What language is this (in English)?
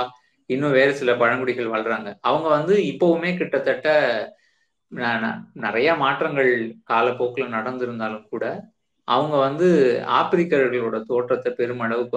Tamil